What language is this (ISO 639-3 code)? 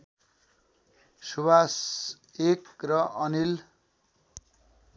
nep